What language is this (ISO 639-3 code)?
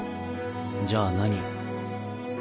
jpn